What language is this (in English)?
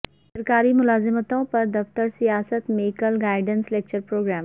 Urdu